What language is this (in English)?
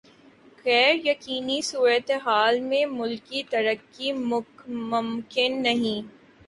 Urdu